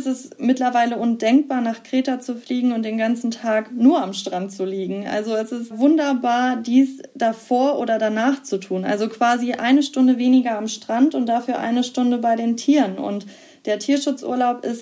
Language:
German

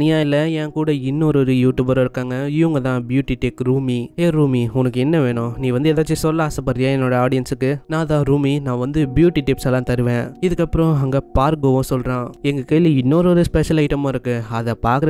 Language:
Tamil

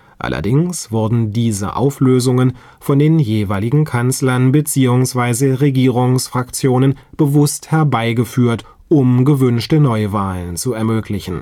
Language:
German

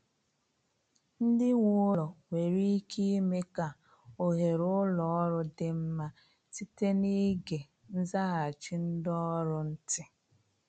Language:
Igbo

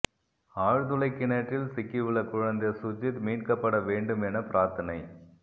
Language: Tamil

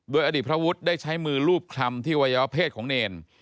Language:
Thai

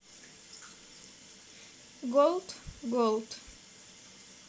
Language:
Russian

